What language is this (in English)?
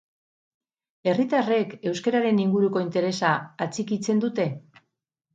Basque